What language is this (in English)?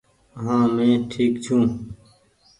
Goaria